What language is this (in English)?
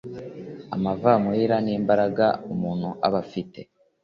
Kinyarwanda